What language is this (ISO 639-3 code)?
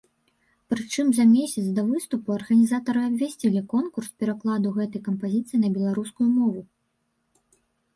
bel